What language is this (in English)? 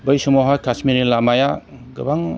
Bodo